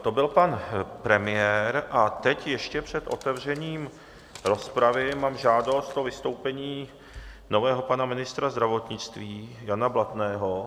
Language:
Czech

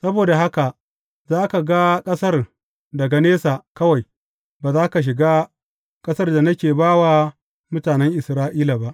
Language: Hausa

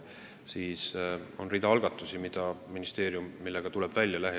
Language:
Estonian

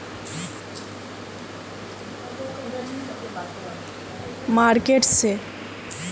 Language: Magahi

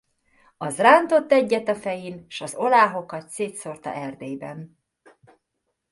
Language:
Hungarian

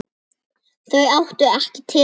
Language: Icelandic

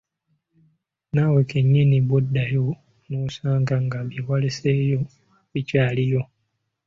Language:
Ganda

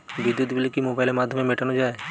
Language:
Bangla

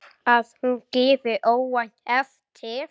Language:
Icelandic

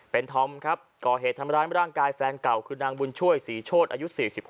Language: Thai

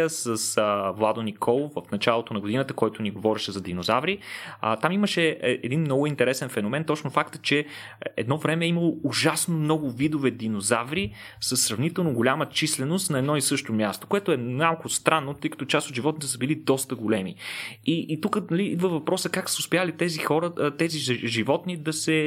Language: Bulgarian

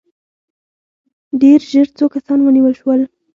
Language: Pashto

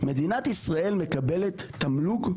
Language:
Hebrew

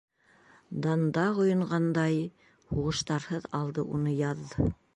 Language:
Bashkir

